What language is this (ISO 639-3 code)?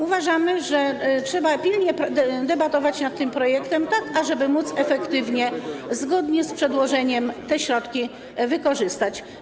pol